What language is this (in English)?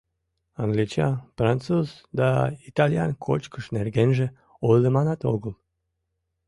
Mari